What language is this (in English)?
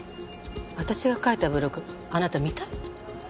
Japanese